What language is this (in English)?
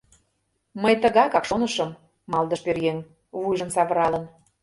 Mari